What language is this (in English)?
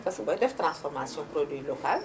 Wolof